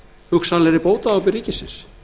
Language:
Icelandic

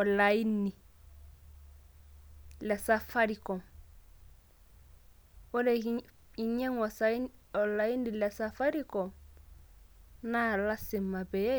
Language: Masai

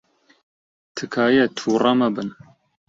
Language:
Central Kurdish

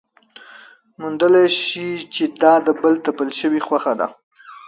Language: Pashto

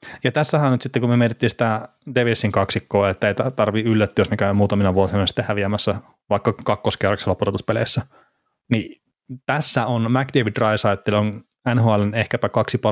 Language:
Finnish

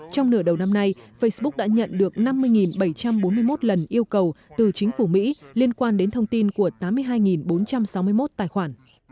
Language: Vietnamese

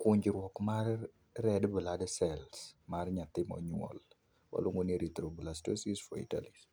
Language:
Luo (Kenya and Tanzania)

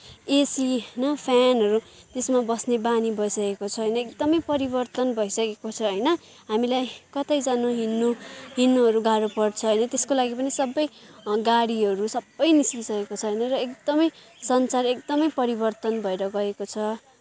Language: Nepali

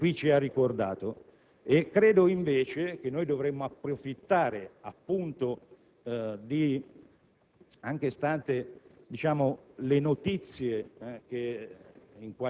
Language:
Italian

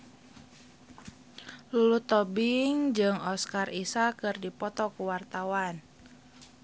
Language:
Sundanese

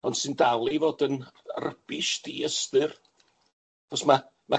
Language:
Welsh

